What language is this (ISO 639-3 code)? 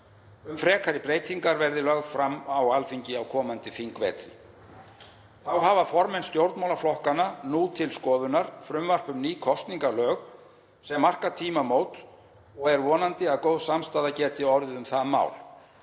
isl